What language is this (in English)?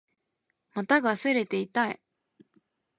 Japanese